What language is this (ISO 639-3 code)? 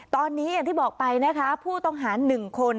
tha